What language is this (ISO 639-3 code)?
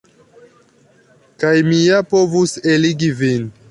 epo